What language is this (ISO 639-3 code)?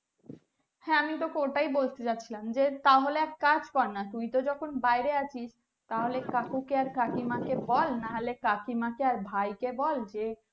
ben